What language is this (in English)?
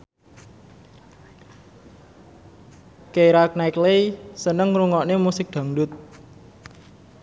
Javanese